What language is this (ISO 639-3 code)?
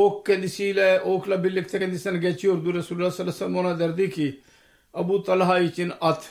tur